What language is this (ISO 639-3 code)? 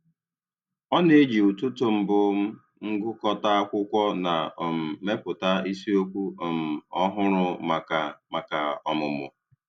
ibo